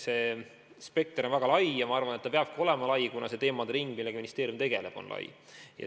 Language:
Estonian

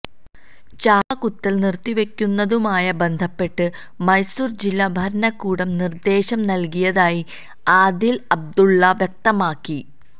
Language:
Malayalam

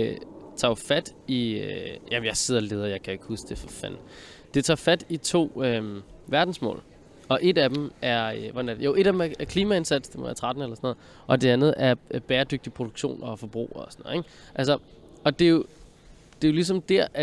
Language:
Danish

